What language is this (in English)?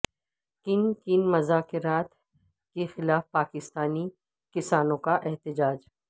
Urdu